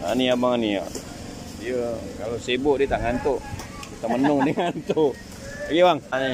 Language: Malay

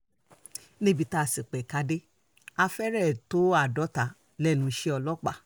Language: Yoruba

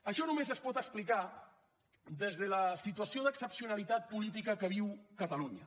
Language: Catalan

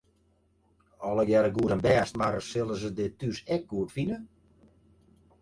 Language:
Western Frisian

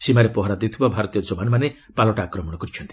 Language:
Odia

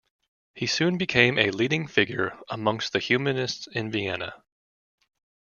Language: English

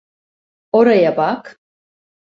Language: Turkish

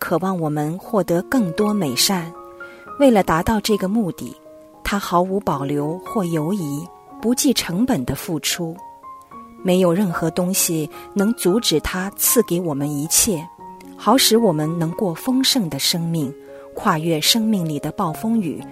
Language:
Chinese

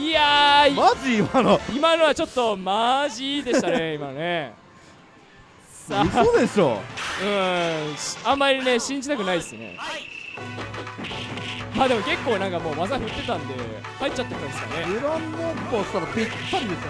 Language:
Japanese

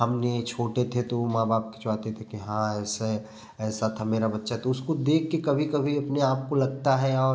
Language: Hindi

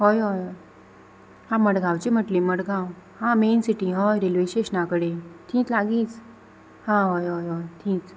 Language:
Konkani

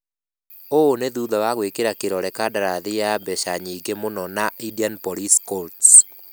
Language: Kikuyu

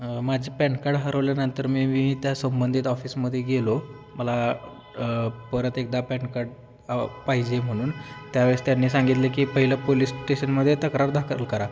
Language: Marathi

